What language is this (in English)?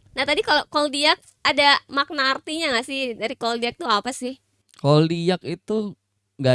Indonesian